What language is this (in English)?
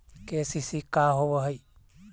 Magahi